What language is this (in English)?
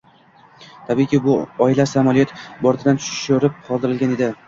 Uzbek